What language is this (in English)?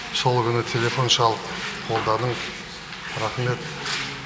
Kazakh